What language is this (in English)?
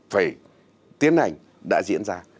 Vietnamese